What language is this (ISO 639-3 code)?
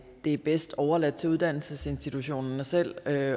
dan